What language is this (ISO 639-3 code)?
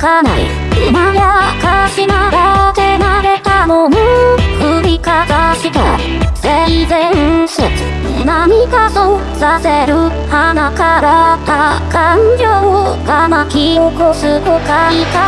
kor